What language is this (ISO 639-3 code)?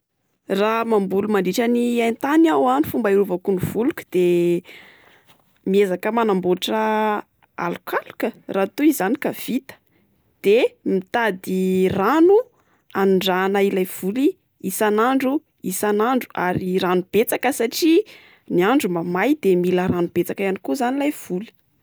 mlg